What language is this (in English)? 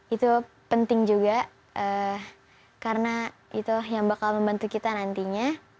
Indonesian